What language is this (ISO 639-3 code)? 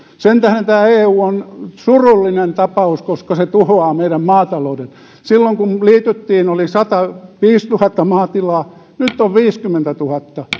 fin